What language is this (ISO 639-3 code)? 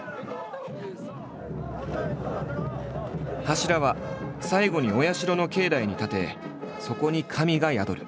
jpn